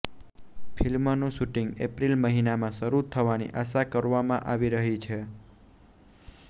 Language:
Gujarati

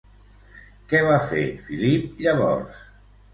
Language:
Catalan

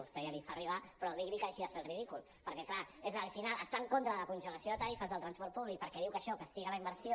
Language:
Catalan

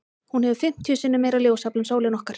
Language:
Icelandic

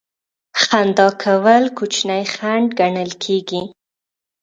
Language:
Pashto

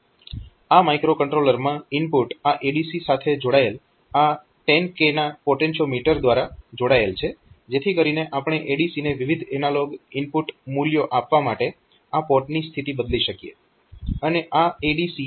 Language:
Gujarati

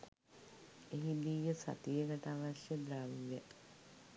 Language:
Sinhala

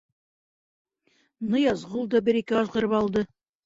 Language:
Bashkir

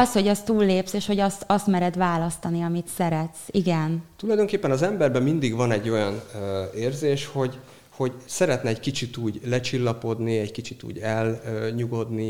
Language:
Hungarian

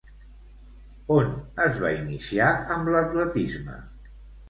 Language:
Catalan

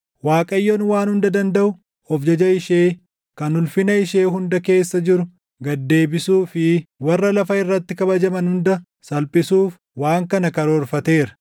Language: Oromo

